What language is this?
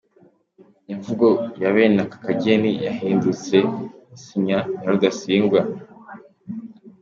Kinyarwanda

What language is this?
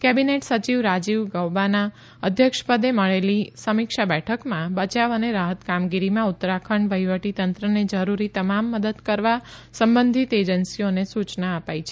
Gujarati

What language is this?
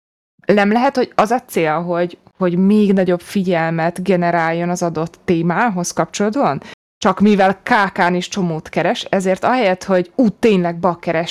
Hungarian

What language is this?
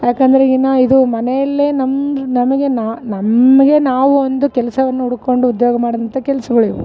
Kannada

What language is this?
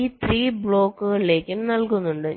Malayalam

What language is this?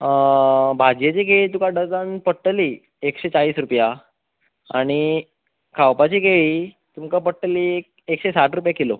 Konkani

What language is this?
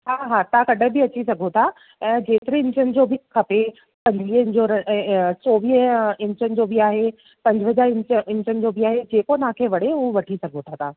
Sindhi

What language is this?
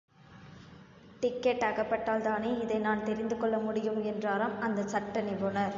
Tamil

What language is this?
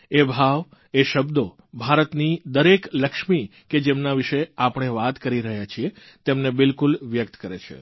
Gujarati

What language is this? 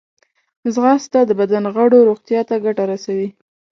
Pashto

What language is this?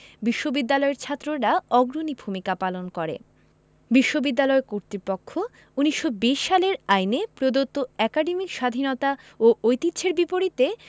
Bangla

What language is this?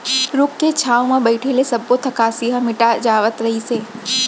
Chhattisgarhi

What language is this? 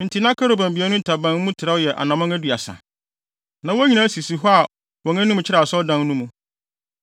Akan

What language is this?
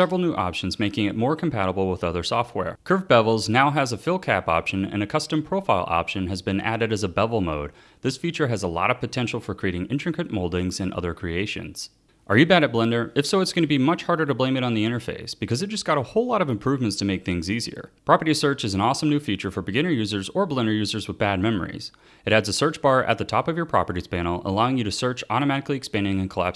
English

